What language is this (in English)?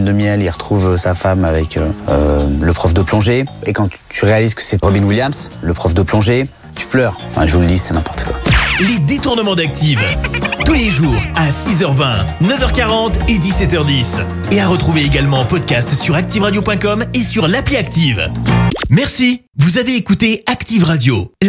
French